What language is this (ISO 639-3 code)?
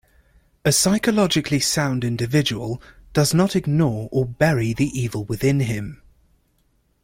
eng